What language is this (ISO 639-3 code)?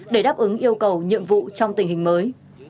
vie